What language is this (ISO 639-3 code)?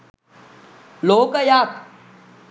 sin